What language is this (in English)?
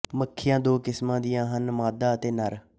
Punjabi